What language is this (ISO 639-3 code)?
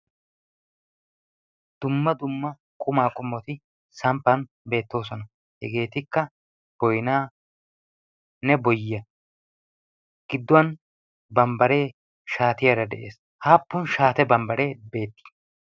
wal